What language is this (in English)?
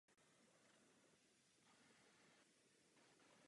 Czech